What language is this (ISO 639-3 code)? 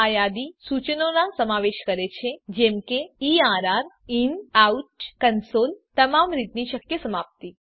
guj